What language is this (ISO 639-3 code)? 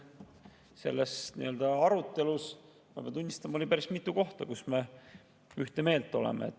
est